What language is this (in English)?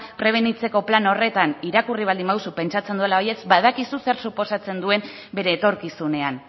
Basque